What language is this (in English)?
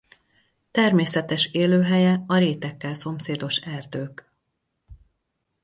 Hungarian